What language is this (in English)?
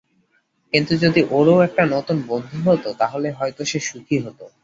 Bangla